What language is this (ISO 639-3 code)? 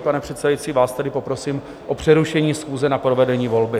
ces